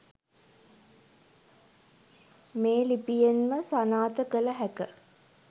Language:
Sinhala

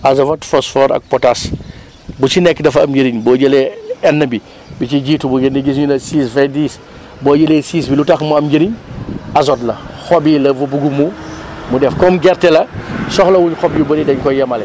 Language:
Wolof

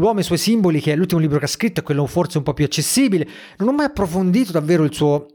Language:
Italian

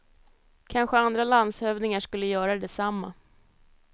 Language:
Swedish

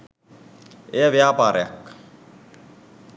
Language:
Sinhala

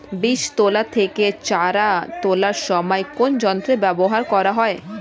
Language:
Bangla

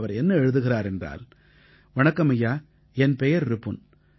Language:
Tamil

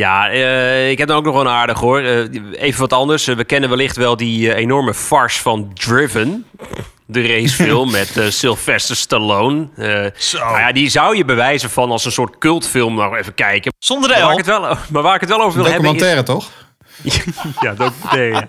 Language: Dutch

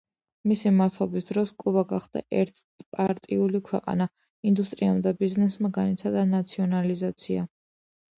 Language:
Georgian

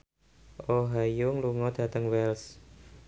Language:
Javanese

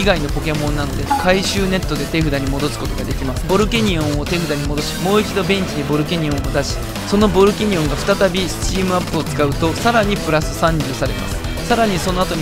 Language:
Japanese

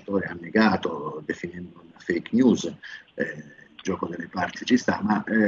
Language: Italian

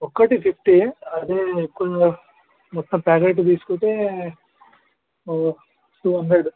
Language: Telugu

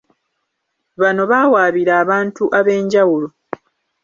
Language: Ganda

